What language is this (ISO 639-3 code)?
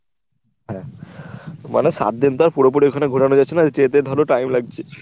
ben